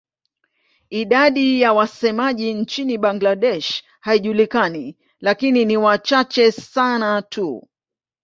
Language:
Swahili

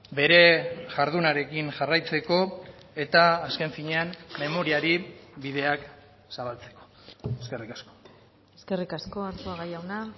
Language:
Basque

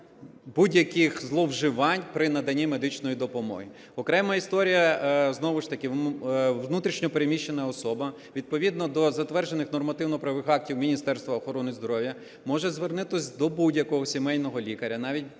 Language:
Ukrainian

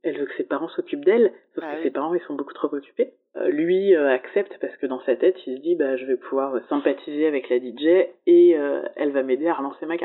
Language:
French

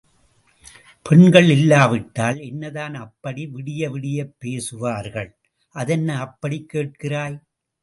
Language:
Tamil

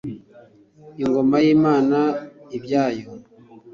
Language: Kinyarwanda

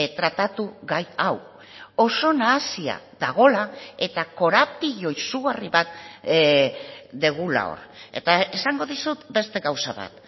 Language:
Basque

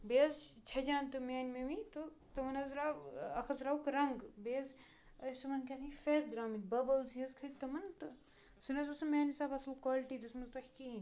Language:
Kashmiri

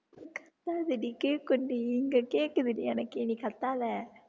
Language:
Tamil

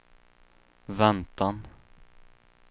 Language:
Swedish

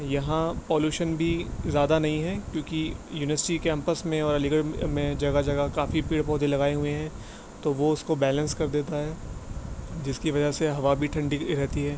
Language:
Urdu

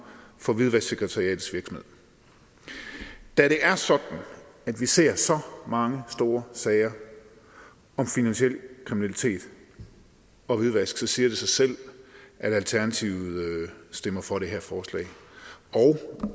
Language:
Danish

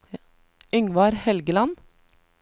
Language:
Norwegian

